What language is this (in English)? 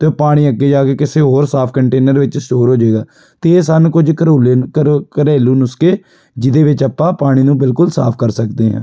Punjabi